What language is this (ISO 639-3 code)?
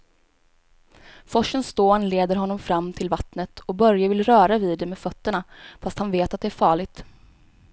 swe